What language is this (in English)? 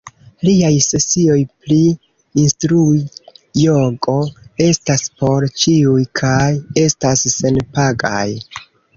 Esperanto